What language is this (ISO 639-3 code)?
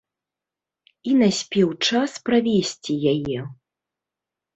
bel